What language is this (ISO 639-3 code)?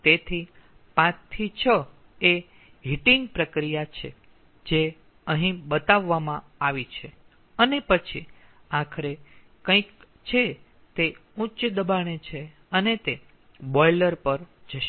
guj